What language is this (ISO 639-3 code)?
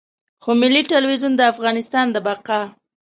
pus